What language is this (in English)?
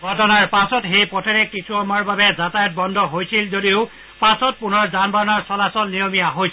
Assamese